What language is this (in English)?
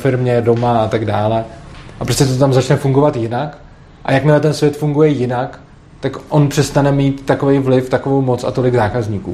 Czech